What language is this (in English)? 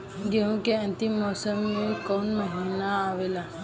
Bhojpuri